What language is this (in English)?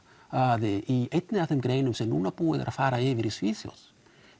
Icelandic